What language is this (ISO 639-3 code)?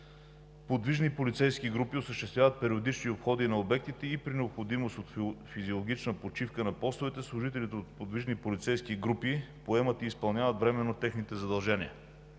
bul